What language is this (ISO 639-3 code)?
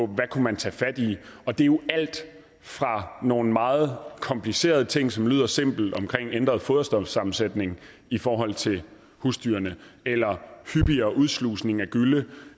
dan